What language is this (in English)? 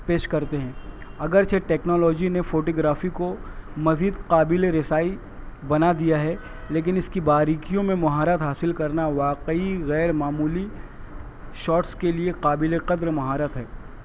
Urdu